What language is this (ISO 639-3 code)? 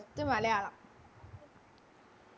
mal